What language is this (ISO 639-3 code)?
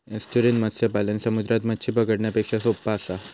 mar